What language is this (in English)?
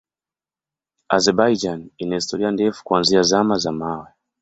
Swahili